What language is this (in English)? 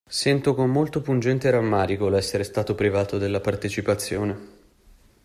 Italian